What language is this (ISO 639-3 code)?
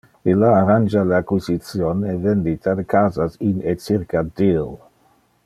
ina